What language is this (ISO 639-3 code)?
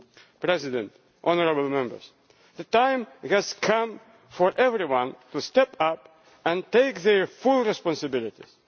eng